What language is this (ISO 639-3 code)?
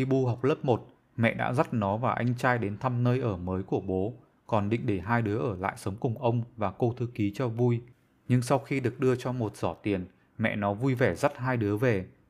vie